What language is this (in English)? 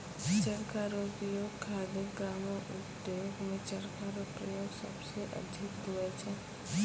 Maithili